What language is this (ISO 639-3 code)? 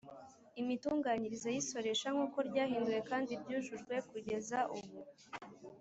kin